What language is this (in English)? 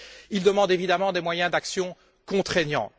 French